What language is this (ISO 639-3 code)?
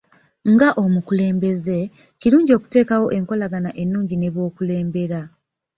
lug